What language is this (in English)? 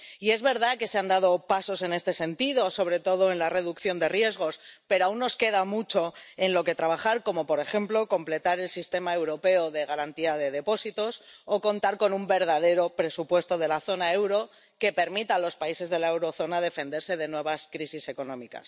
Spanish